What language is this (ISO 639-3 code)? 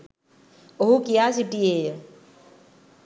sin